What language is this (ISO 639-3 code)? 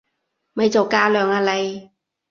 yue